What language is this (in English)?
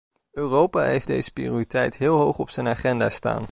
Dutch